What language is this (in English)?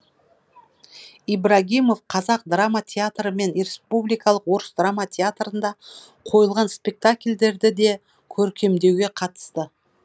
Kazakh